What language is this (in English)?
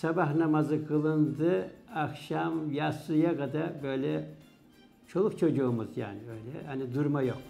Turkish